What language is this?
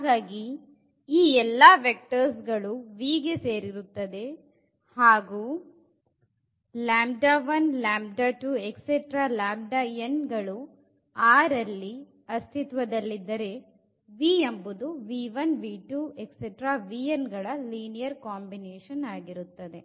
Kannada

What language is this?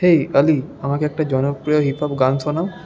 Bangla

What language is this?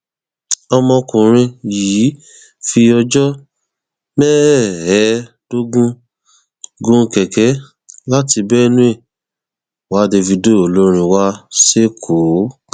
Yoruba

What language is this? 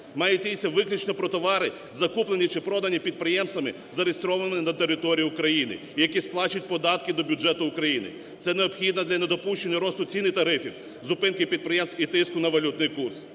Ukrainian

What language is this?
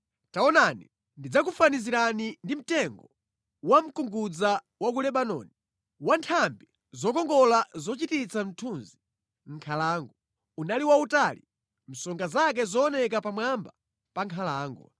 Nyanja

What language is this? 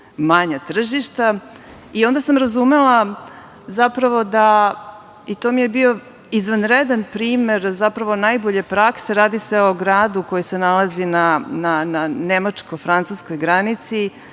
Serbian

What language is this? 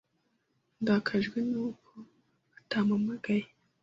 Kinyarwanda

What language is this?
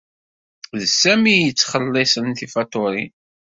Kabyle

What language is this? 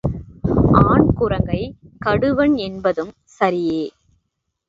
Tamil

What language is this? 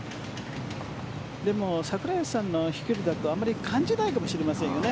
Japanese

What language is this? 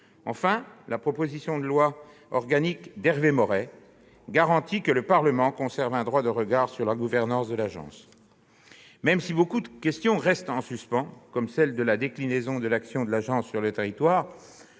French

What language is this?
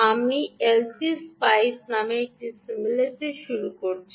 Bangla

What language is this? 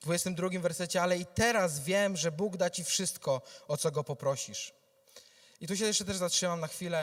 Polish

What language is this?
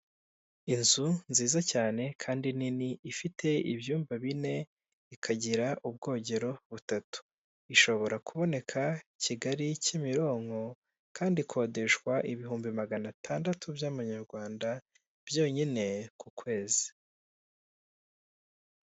Kinyarwanda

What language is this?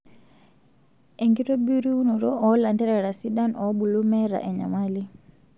Masai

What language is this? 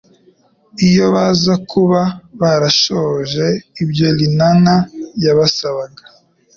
Kinyarwanda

